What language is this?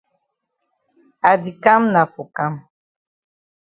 Cameroon Pidgin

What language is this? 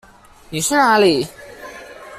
Chinese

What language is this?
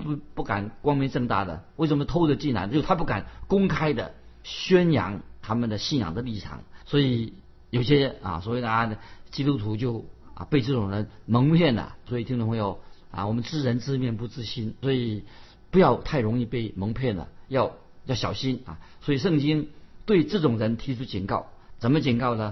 Chinese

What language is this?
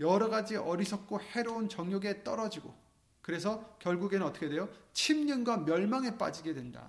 Korean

